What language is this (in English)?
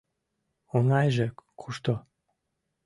Mari